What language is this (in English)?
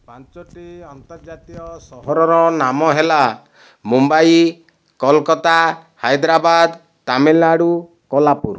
Odia